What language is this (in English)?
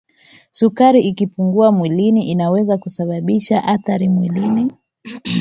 Swahili